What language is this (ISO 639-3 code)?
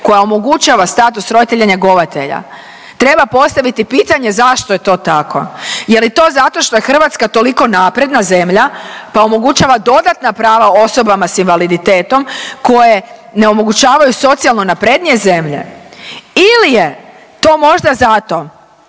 hrv